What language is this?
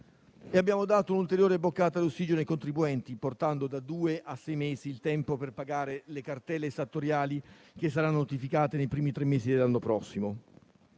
Italian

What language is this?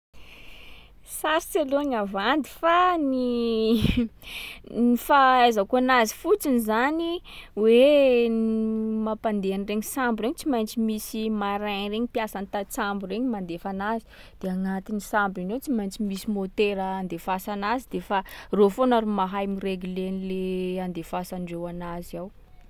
Sakalava Malagasy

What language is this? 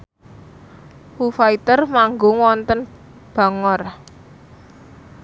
Javanese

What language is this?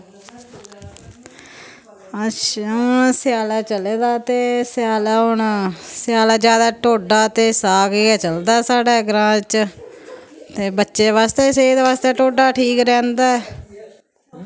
Dogri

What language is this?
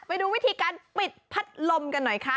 Thai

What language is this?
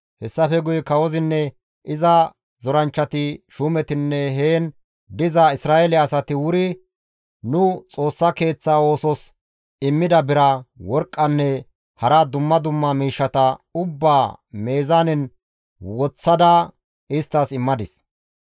Gamo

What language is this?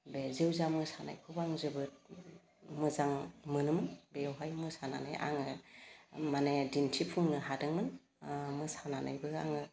Bodo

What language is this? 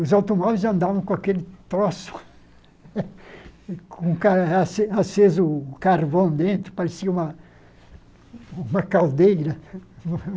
Portuguese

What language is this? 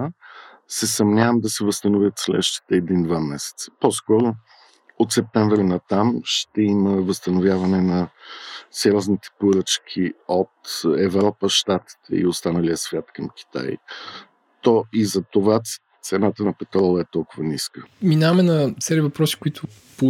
Bulgarian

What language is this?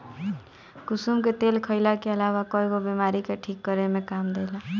Bhojpuri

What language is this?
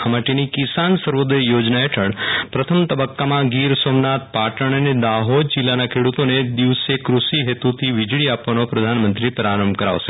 Gujarati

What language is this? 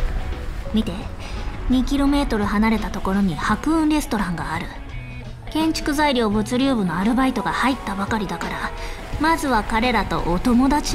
Japanese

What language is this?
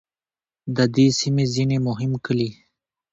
Pashto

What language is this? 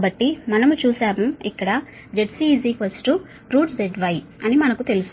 Telugu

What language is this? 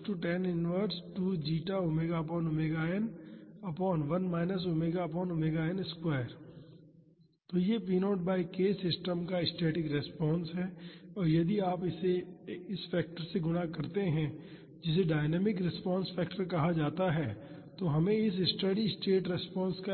Hindi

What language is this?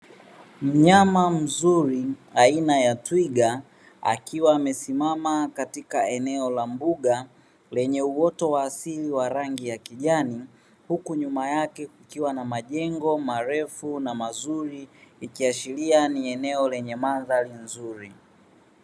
Swahili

